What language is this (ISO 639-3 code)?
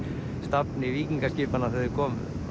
isl